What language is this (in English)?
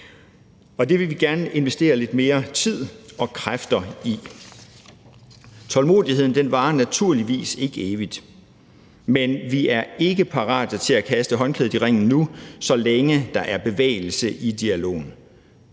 Danish